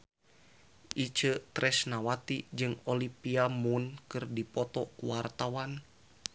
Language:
Sundanese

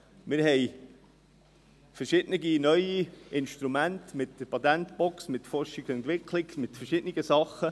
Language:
Swiss German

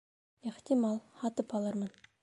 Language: Bashkir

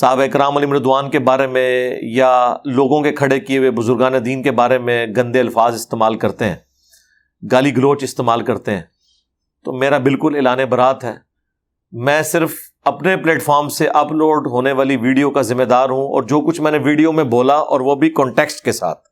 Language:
Urdu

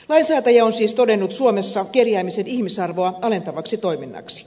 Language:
Finnish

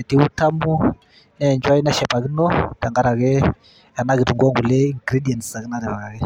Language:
Masai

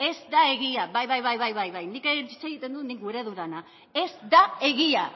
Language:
Basque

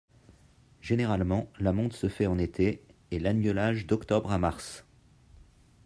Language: French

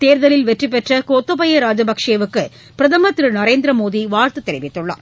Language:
Tamil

